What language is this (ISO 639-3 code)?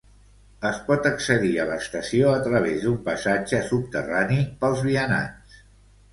cat